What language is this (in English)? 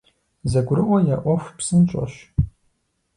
Kabardian